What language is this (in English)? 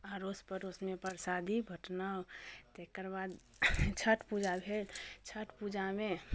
Maithili